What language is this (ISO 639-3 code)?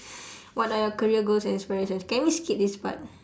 eng